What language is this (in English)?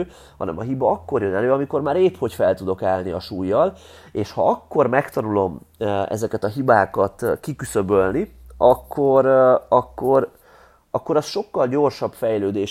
Hungarian